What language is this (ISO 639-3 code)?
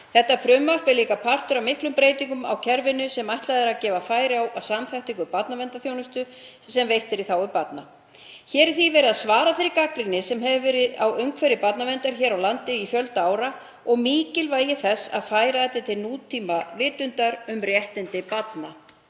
isl